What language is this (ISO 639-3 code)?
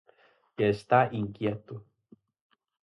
glg